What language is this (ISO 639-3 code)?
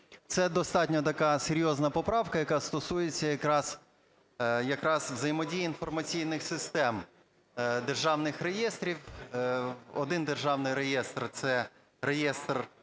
ukr